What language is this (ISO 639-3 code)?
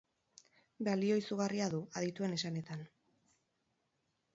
eus